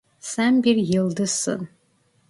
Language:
Turkish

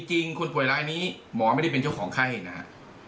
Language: Thai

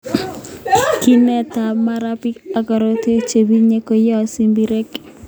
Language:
Kalenjin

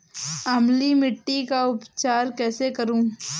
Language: Hindi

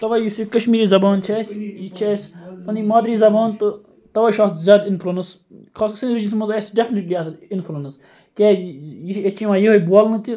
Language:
Kashmiri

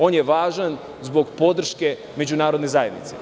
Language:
Serbian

